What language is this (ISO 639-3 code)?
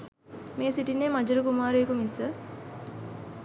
sin